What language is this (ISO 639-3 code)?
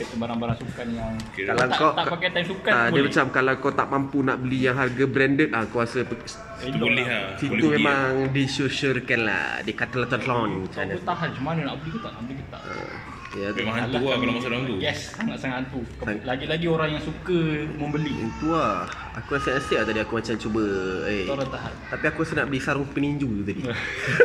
msa